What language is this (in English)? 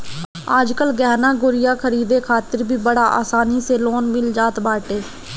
Bhojpuri